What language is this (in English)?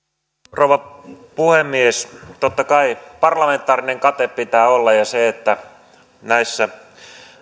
Finnish